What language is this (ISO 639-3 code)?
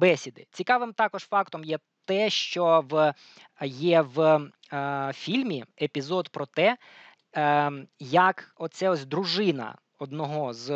ukr